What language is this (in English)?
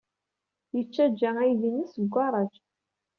Kabyle